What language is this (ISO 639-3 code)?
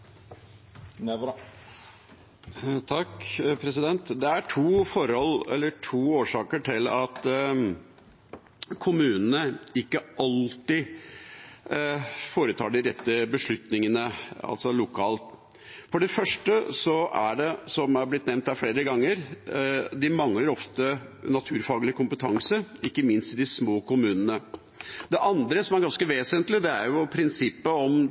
nob